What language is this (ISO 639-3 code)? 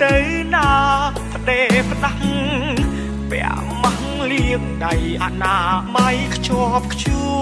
tha